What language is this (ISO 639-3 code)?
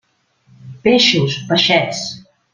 cat